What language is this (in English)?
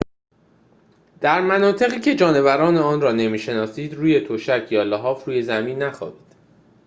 Persian